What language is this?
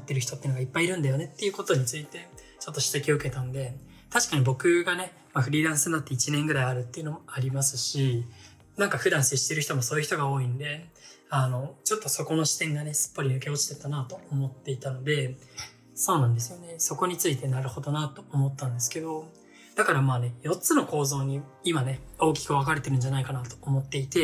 Japanese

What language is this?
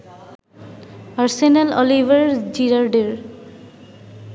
Bangla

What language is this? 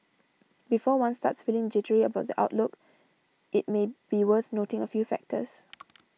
English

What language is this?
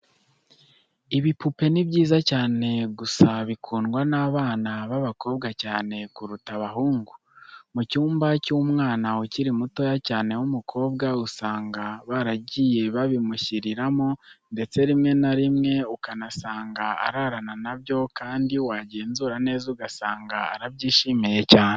Kinyarwanda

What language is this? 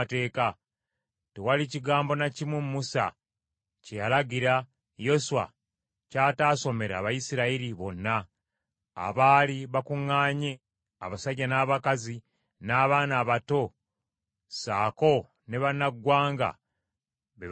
Ganda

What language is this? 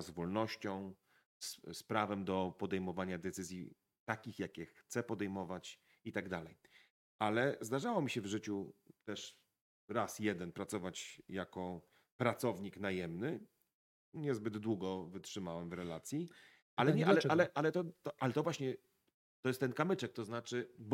Polish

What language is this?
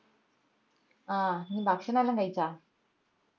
Malayalam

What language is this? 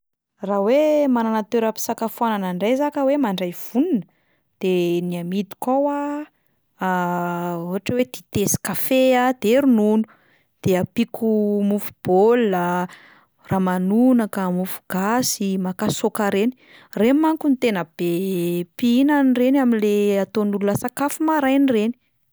Malagasy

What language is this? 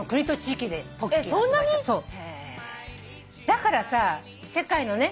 Japanese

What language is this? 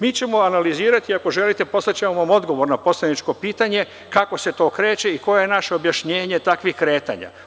Serbian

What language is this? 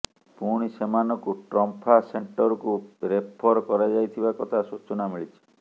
Odia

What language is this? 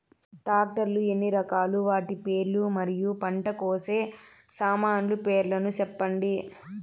Telugu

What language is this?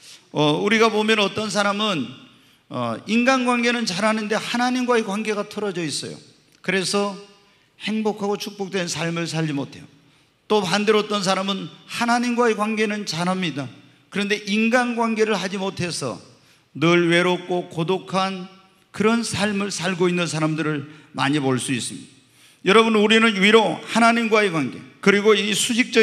Korean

